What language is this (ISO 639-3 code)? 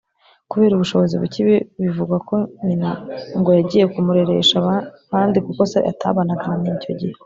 kin